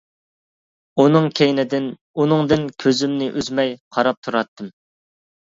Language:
Uyghur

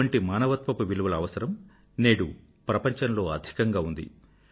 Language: Telugu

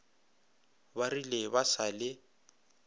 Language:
Northern Sotho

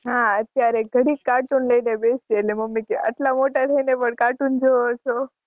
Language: Gujarati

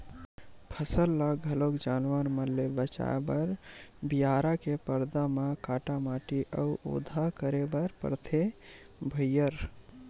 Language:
Chhattisgarhi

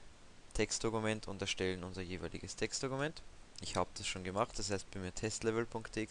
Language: German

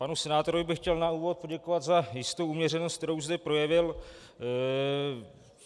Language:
Czech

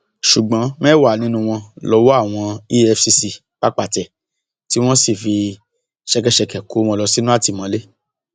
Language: Yoruba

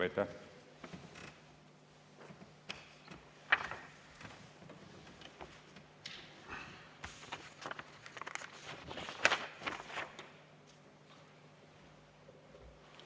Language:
Estonian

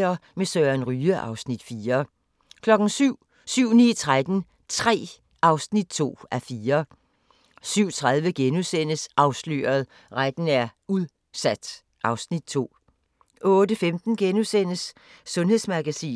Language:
Danish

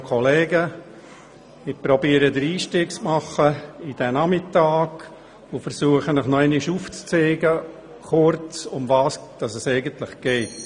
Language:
Swiss German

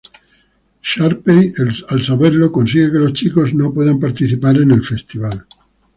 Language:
Spanish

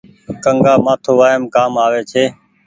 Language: Goaria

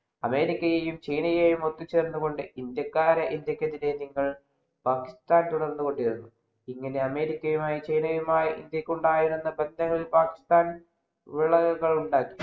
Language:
Malayalam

